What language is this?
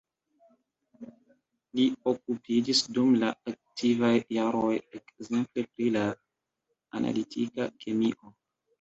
Esperanto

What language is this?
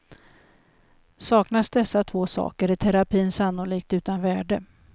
Swedish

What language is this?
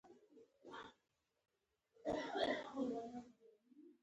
Pashto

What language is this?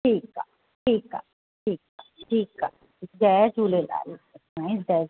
Sindhi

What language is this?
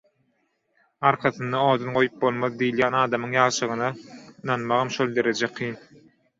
Turkmen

